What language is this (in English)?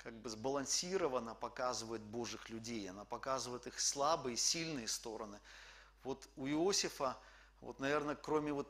Russian